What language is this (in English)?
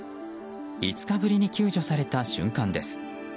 Japanese